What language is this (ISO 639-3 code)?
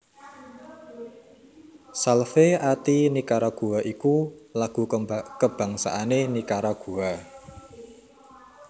jav